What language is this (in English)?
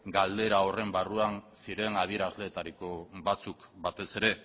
Basque